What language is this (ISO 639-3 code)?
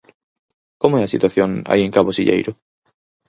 glg